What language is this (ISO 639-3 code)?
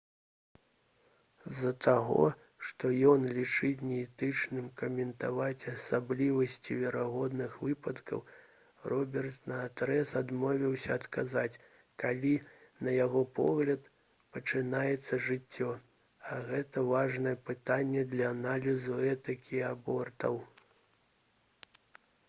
bel